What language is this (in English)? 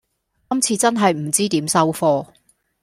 Cantonese